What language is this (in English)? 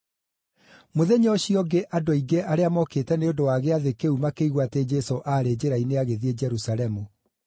Kikuyu